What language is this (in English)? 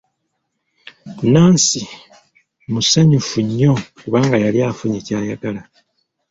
Ganda